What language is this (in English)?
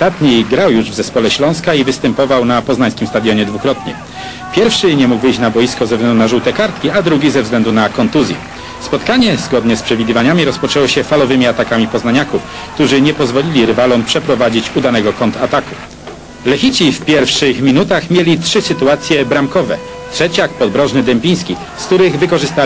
Polish